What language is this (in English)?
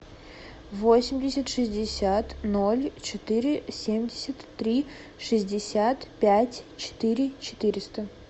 Russian